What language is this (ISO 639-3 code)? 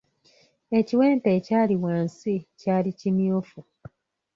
lug